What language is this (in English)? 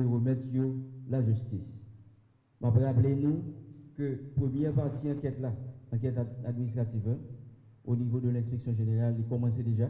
French